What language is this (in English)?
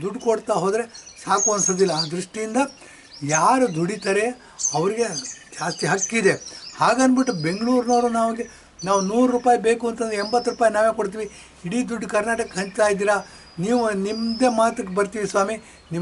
Kannada